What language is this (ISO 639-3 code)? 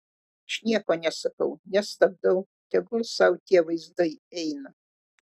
lit